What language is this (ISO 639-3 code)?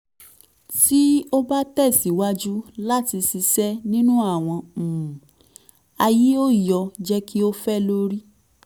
yor